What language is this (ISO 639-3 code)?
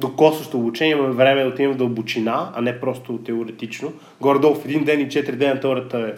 bul